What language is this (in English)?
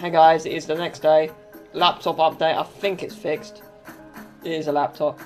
English